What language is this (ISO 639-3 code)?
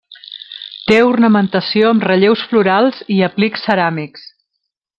cat